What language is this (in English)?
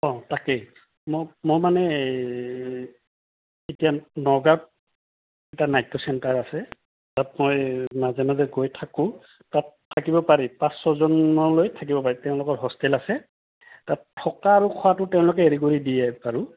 Assamese